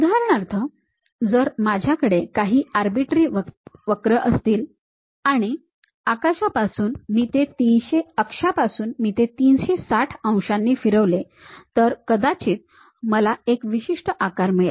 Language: Marathi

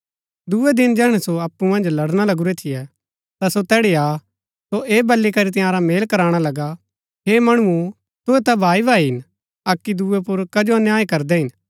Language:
Gaddi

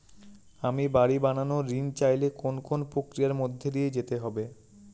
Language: Bangla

